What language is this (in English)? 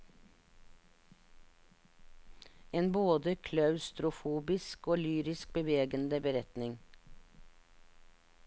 Norwegian